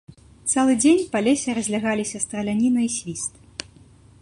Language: Belarusian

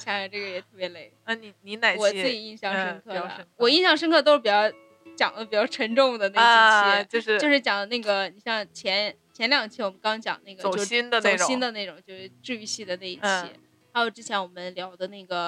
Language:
Chinese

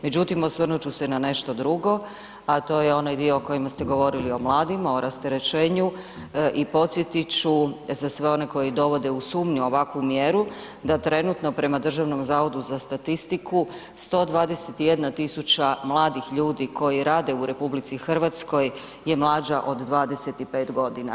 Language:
Croatian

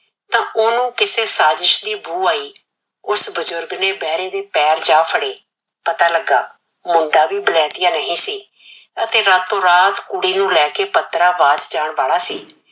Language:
Punjabi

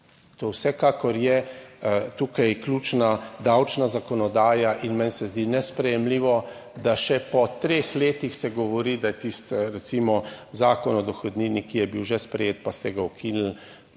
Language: Slovenian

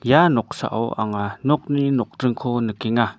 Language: Garo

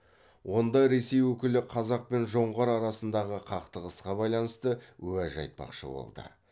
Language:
Kazakh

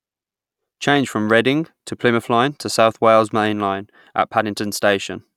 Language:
English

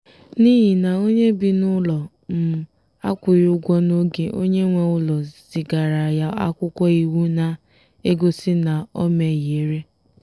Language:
Igbo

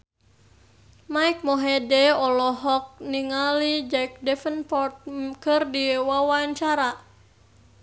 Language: Sundanese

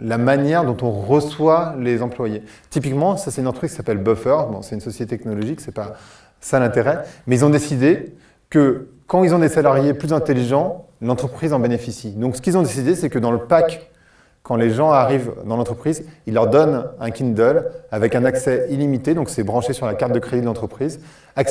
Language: French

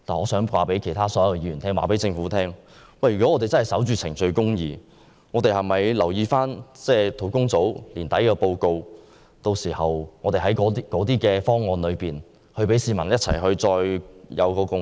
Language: Cantonese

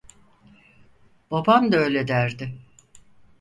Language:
Turkish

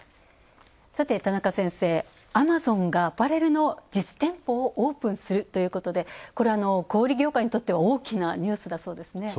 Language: Japanese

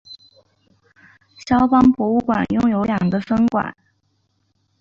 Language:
Chinese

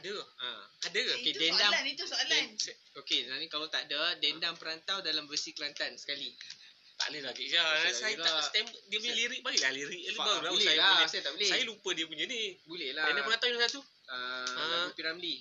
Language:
Malay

